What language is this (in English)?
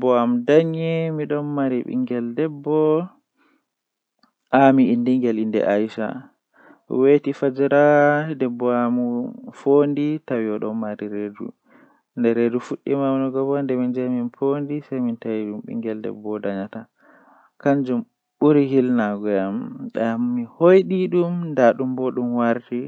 Western Niger Fulfulde